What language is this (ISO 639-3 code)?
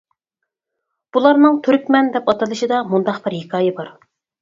uig